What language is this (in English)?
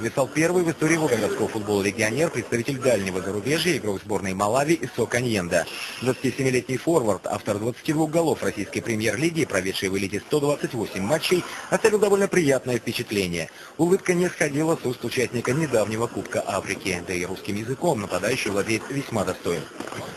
Russian